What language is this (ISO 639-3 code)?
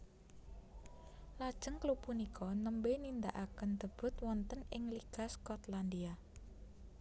jav